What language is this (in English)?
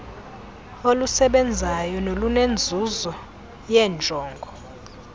Xhosa